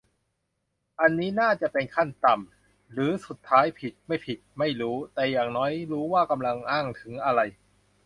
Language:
Thai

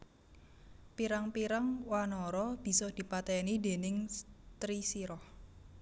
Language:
Javanese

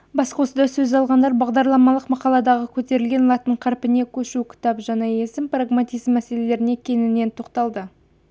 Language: Kazakh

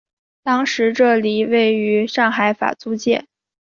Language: Chinese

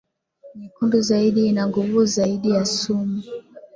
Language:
Swahili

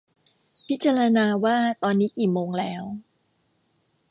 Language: Thai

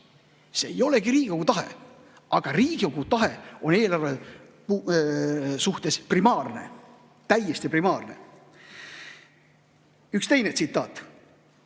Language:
Estonian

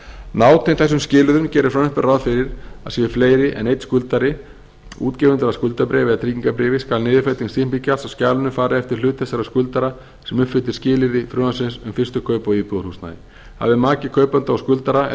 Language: Icelandic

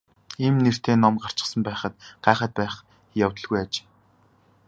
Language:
Mongolian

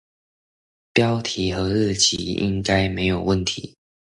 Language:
Chinese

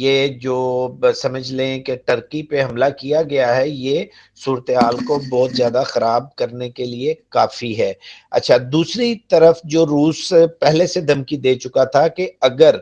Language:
Urdu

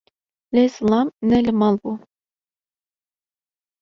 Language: Kurdish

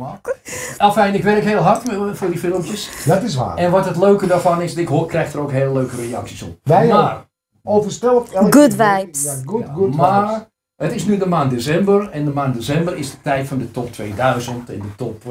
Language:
Dutch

